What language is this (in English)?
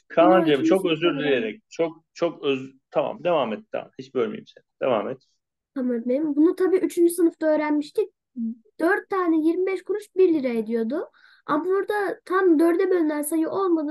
Turkish